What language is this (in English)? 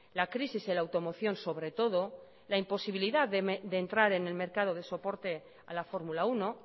Spanish